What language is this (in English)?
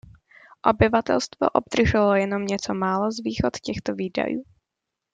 Czech